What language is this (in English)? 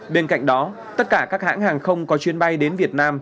Vietnamese